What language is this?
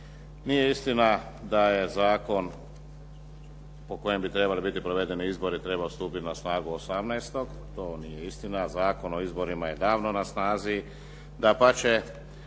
Croatian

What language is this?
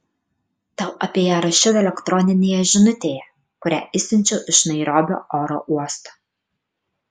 Lithuanian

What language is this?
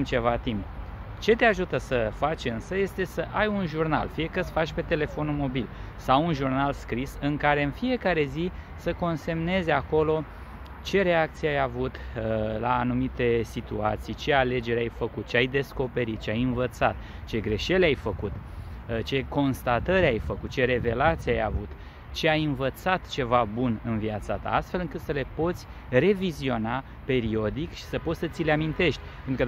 Romanian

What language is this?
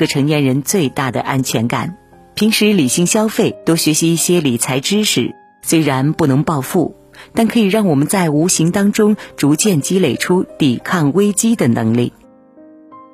Chinese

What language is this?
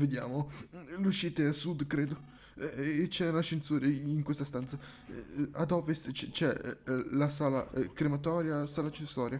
Italian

